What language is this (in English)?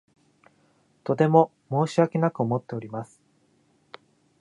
Japanese